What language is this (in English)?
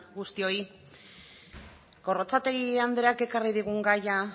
Basque